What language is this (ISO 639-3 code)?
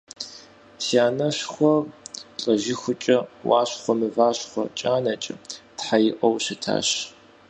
kbd